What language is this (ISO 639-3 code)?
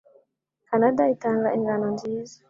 kin